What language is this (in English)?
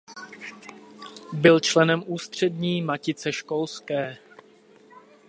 Czech